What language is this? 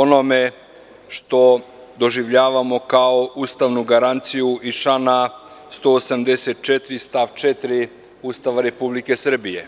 Serbian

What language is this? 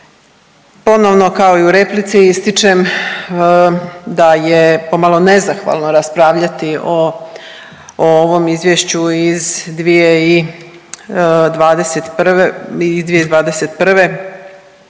Croatian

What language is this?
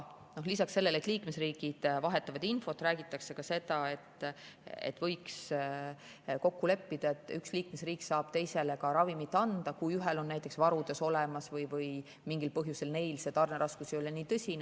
Estonian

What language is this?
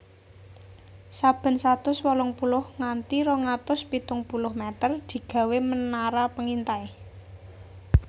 Javanese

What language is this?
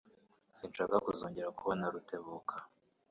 Kinyarwanda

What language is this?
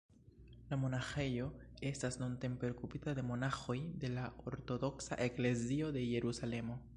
Esperanto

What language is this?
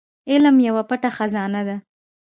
Pashto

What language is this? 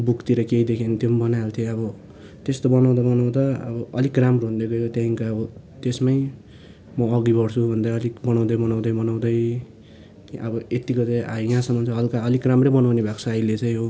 Nepali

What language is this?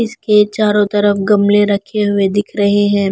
Hindi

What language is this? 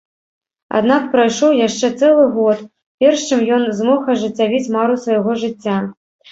Belarusian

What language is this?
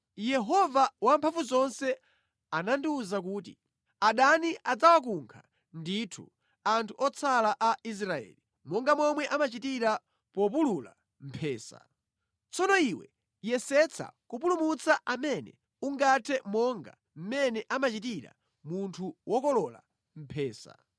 Nyanja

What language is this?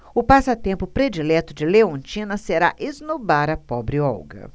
Portuguese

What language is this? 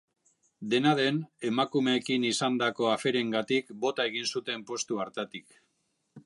Basque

